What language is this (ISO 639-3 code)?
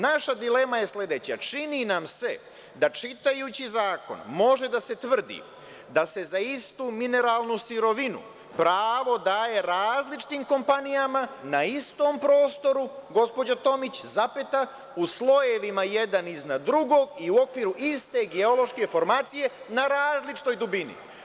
srp